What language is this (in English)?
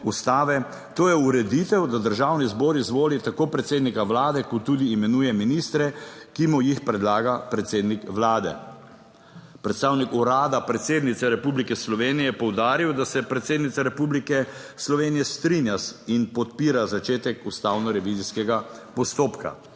Slovenian